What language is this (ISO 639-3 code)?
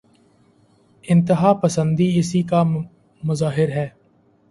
urd